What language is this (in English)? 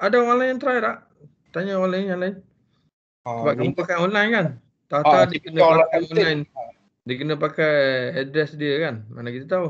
Malay